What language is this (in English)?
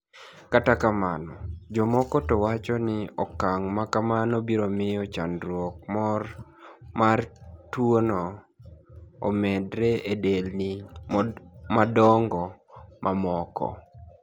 Luo (Kenya and Tanzania)